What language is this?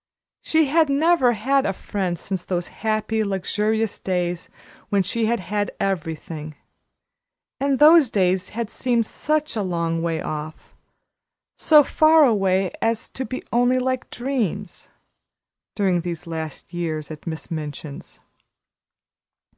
English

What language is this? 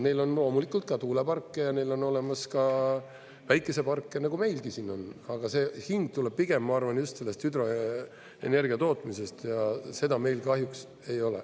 Estonian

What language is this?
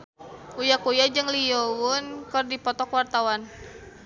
Sundanese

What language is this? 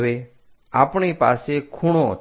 Gujarati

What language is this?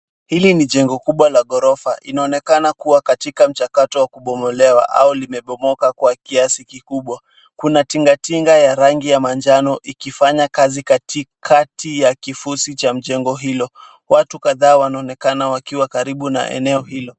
Swahili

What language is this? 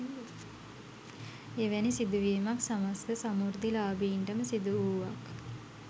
Sinhala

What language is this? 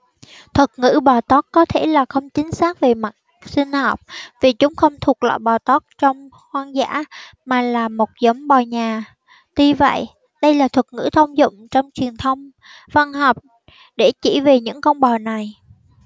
Vietnamese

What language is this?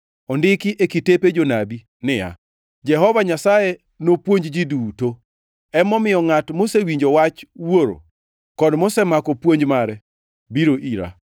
Luo (Kenya and Tanzania)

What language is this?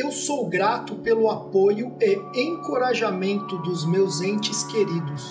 Portuguese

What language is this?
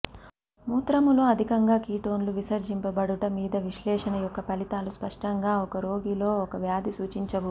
Telugu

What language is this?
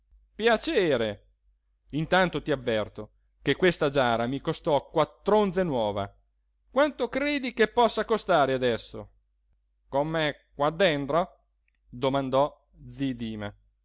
Italian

